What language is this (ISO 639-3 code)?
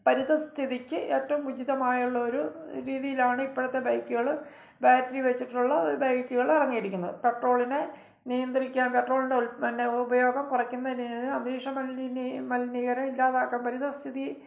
mal